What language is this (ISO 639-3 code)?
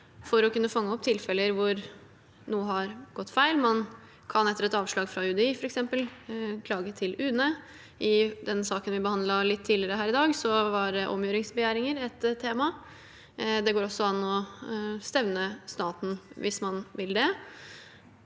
nor